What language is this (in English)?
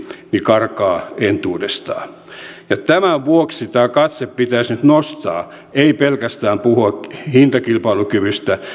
Finnish